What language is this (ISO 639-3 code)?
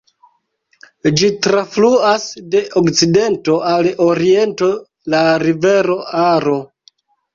epo